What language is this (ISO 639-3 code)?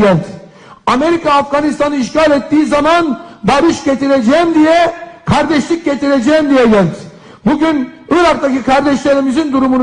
tur